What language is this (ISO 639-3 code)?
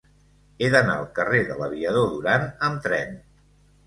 cat